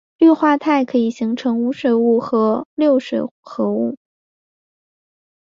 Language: Chinese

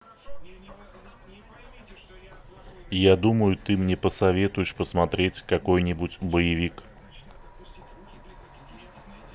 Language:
Russian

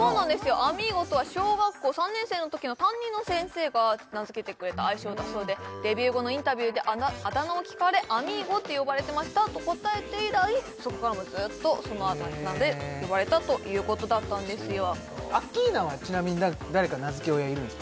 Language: Japanese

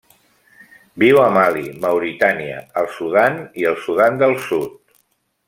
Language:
Catalan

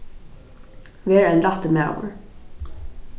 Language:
Faroese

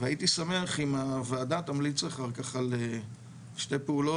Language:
Hebrew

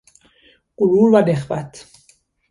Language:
Persian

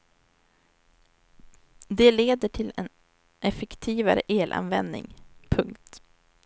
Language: Swedish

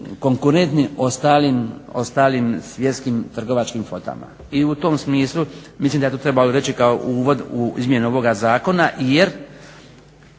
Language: Croatian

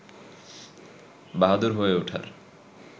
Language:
Bangla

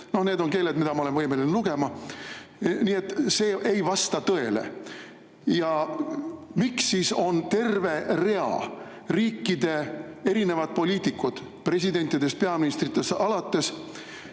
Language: Estonian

